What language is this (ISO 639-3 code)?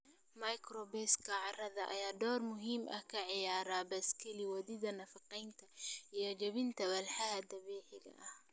som